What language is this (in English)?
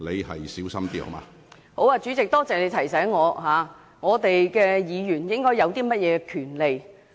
Cantonese